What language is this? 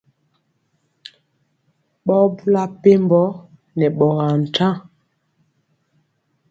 Mpiemo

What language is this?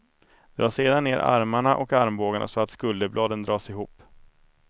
Swedish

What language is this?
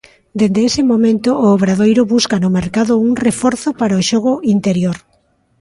Galician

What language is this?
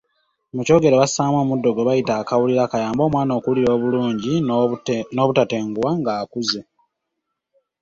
Ganda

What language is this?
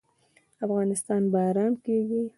Pashto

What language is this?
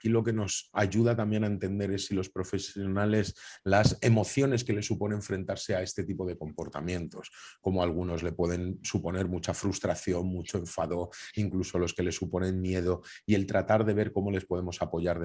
Spanish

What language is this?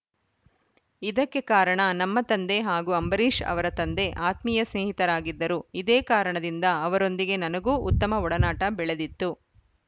Kannada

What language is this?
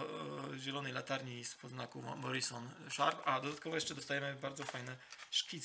Polish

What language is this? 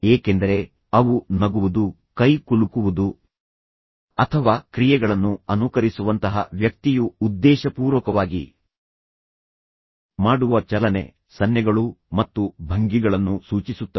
Kannada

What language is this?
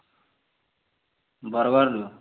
Odia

